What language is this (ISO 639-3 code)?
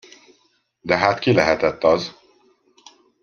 hun